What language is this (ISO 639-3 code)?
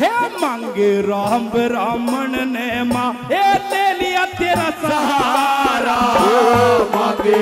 hin